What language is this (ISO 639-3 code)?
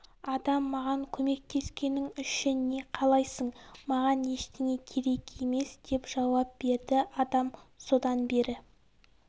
kaz